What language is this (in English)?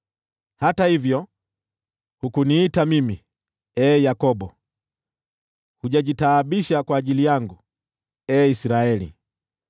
Swahili